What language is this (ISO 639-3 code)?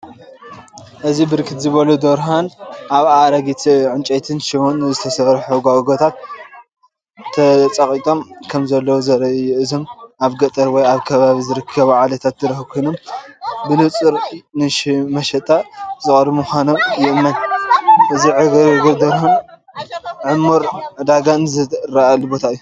tir